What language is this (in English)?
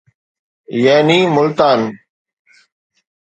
Sindhi